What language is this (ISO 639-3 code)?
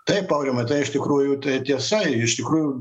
lit